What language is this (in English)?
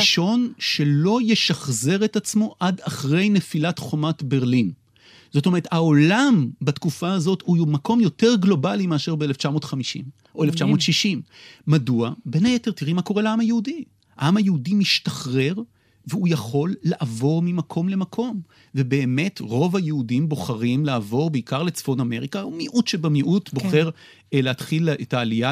Hebrew